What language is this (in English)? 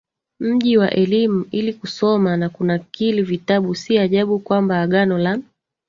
Swahili